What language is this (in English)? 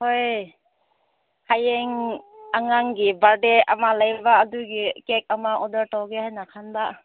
Manipuri